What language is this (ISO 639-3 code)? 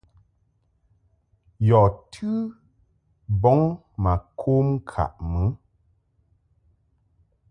mhk